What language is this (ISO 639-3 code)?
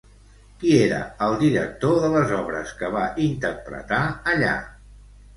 cat